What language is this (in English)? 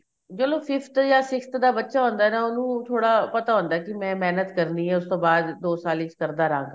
Punjabi